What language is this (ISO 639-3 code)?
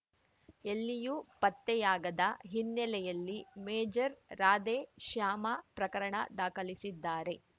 kan